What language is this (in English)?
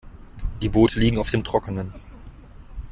German